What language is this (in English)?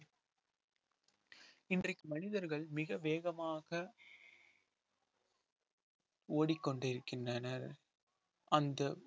Tamil